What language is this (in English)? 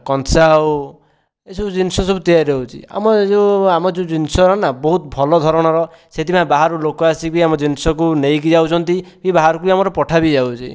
Odia